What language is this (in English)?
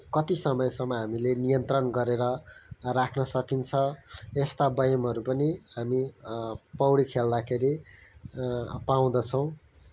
Nepali